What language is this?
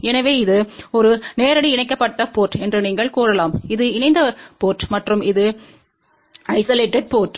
Tamil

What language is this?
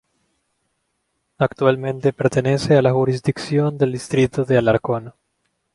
Spanish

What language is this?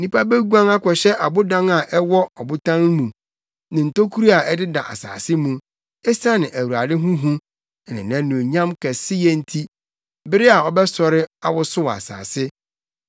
Akan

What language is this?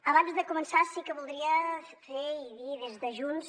Catalan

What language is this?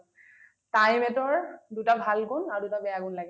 Assamese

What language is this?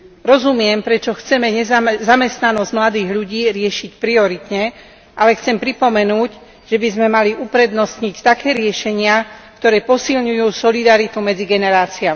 Slovak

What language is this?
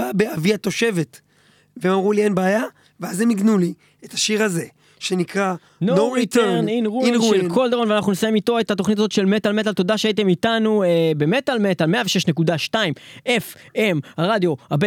Hebrew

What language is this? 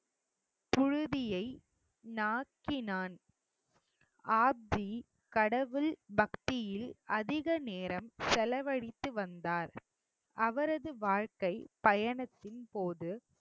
Tamil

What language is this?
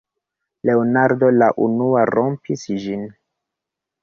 Esperanto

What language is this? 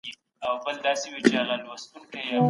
Pashto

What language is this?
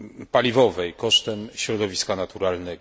Polish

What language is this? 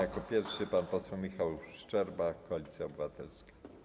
Polish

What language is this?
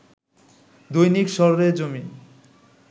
Bangla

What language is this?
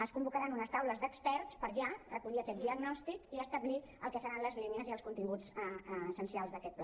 Catalan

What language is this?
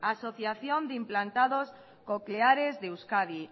Spanish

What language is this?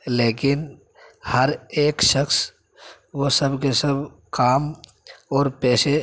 Urdu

